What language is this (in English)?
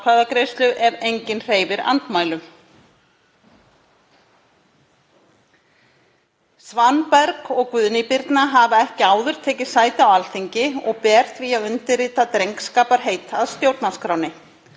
Icelandic